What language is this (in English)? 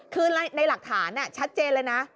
Thai